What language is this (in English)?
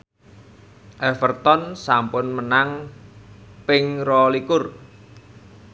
Javanese